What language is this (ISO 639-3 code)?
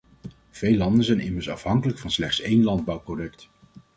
nld